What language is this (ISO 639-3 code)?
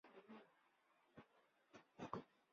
zho